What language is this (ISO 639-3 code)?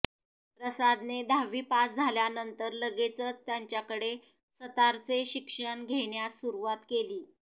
mar